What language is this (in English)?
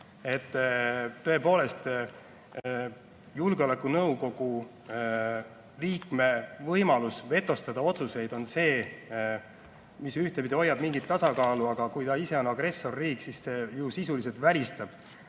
Estonian